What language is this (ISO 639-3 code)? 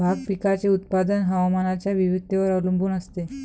mar